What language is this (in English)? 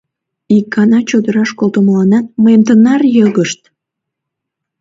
Mari